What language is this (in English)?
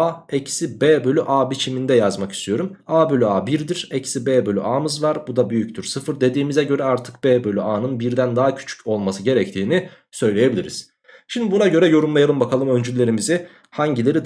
Turkish